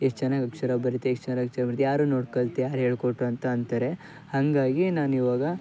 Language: Kannada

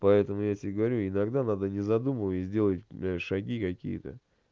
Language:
Russian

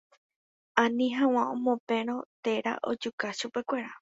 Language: Guarani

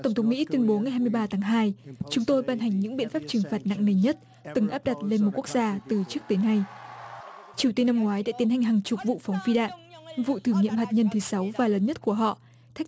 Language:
Vietnamese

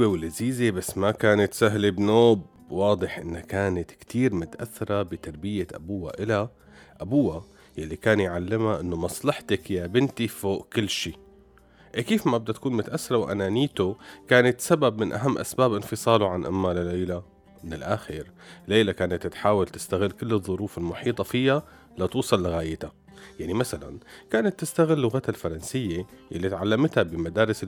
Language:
Arabic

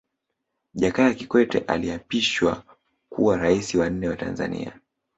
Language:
Swahili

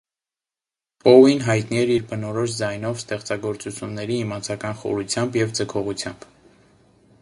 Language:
Armenian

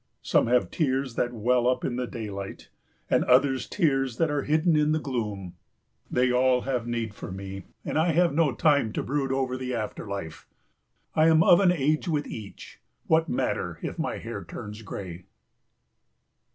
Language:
English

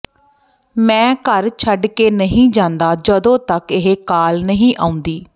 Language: Punjabi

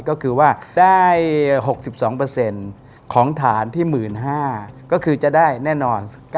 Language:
Thai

